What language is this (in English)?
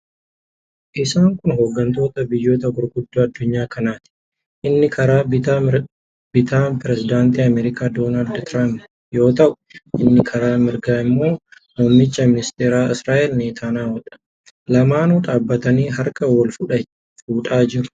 Oromo